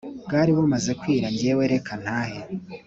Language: Kinyarwanda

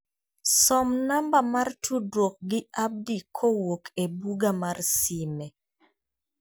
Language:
Luo (Kenya and Tanzania)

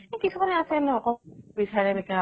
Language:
Assamese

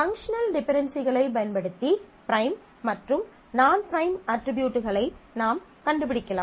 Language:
Tamil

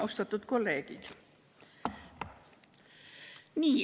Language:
Estonian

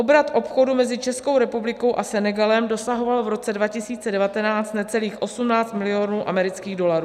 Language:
Czech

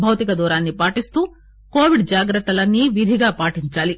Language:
Telugu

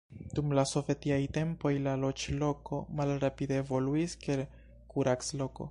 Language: Esperanto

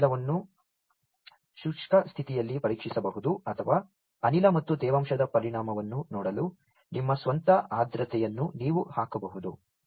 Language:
Kannada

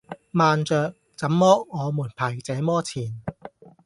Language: Cantonese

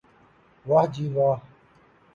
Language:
Urdu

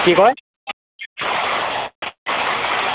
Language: Assamese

